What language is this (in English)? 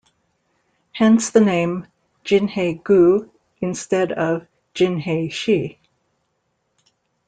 English